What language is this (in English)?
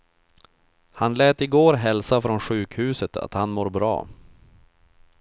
Swedish